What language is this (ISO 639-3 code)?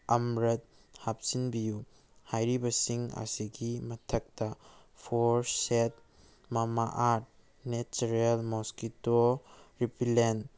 mni